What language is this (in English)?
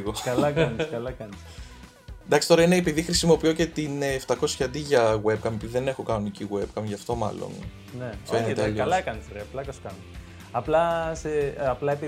Greek